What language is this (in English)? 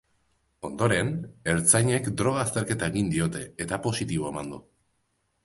Basque